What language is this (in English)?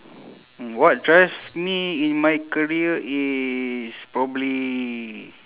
English